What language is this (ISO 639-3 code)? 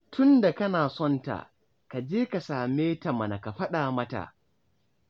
hau